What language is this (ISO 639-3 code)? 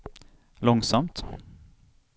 swe